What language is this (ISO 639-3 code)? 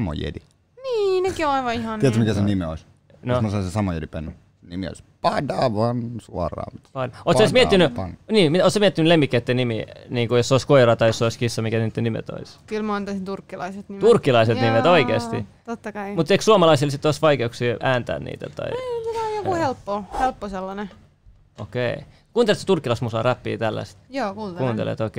fin